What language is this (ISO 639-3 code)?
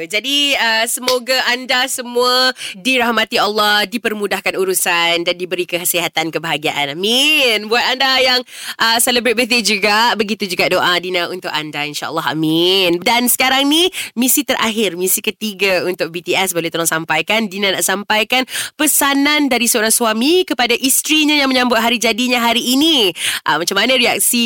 msa